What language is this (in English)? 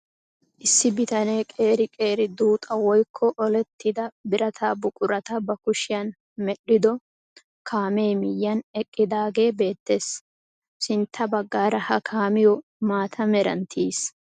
Wolaytta